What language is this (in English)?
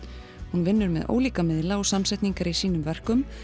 Icelandic